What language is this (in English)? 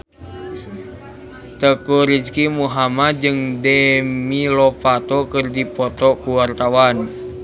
Sundanese